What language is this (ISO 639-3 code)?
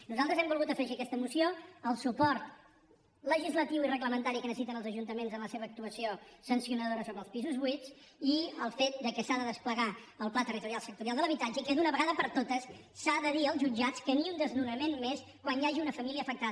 cat